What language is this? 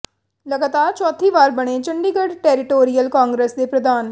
Punjabi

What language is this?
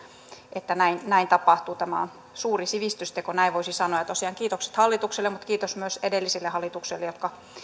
Finnish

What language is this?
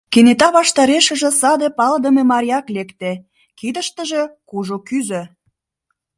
Mari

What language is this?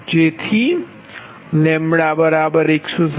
Gujarati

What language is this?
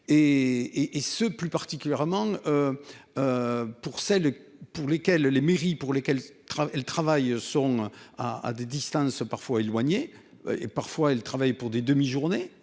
French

